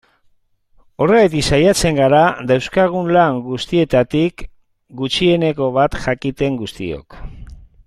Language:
Basque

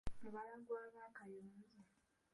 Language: Ganda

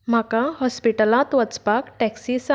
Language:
Konkani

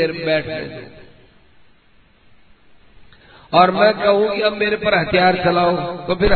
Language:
Hindi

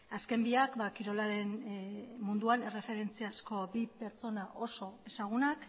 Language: Basque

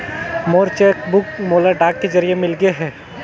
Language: Chhattisgarhi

